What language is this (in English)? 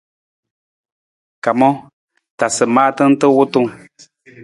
Nawdm